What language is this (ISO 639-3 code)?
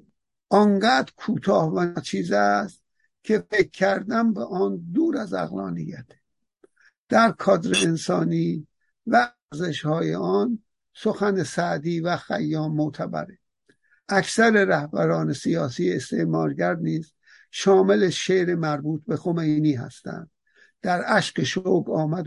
fas